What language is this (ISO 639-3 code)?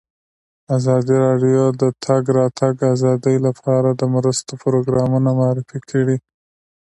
pus